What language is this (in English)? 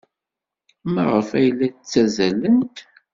Kabyle